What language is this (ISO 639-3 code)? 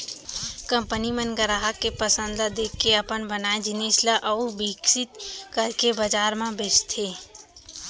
hne